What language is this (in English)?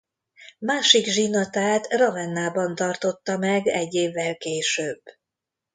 Hungarian